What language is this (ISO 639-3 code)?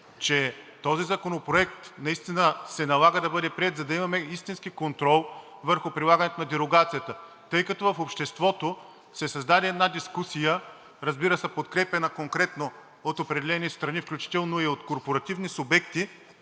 bul